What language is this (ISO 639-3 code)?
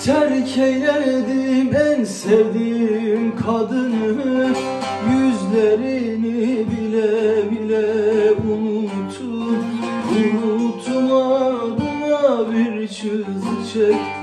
tur